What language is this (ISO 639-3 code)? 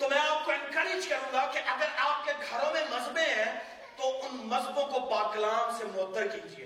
urd